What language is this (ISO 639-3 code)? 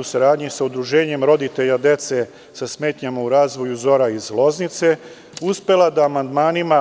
srp